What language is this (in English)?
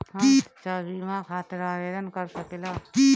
Bhojpuri